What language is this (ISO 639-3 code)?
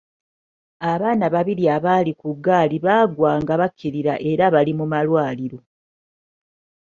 lug